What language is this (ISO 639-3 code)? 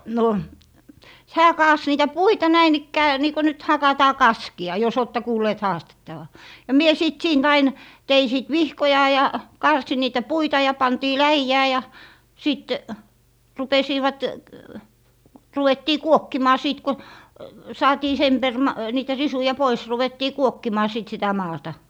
fin